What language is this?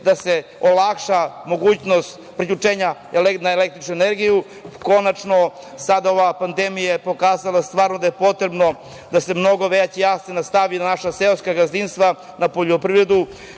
Serbian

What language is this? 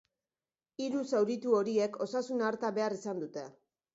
Basque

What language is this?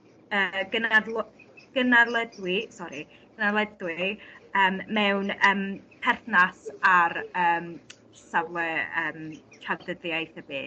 Welsh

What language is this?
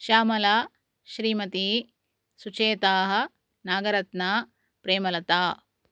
Sanskrit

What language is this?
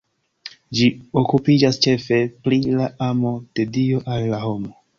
Esperanto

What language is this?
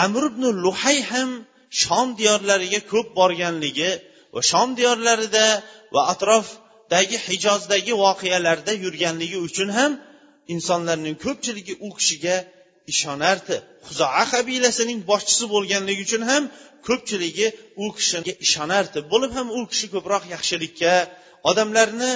Bulgarian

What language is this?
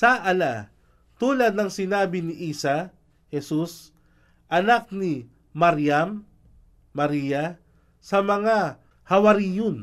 Filipino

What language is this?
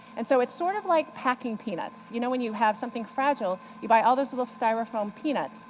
English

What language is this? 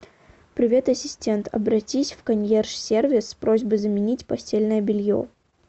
Russian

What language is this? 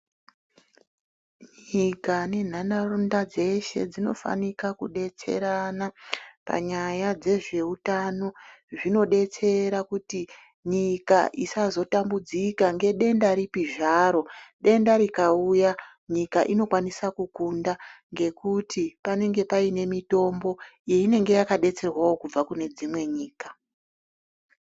Ndau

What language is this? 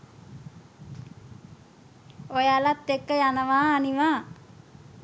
Sinhala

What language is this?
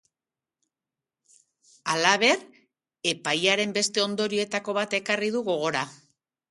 Basque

